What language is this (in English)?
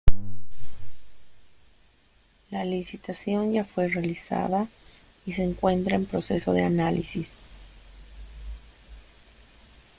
Spanish